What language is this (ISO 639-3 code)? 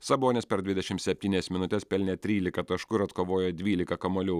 lit